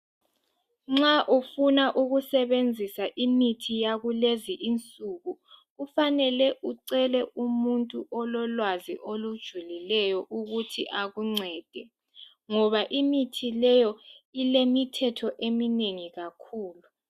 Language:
North Ndebele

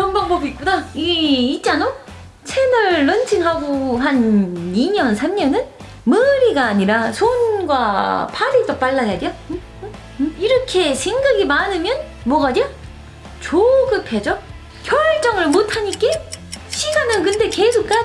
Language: Korean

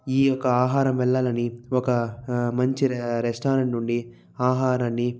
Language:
Telugu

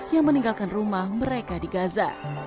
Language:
Indonesian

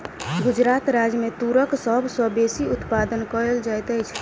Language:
Maithili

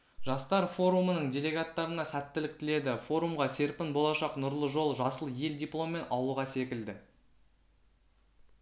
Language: Kazakh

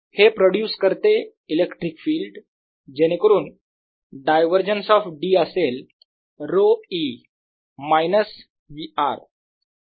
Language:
Marathi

